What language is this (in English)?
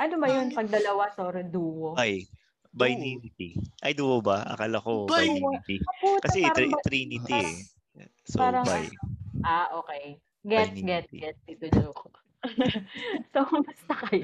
Filipino